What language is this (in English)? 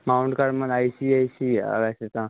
Punjabi